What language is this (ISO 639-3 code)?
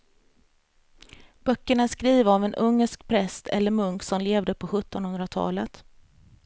swe